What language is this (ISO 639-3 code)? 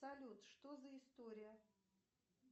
rus